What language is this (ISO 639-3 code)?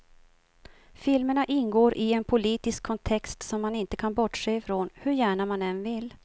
swe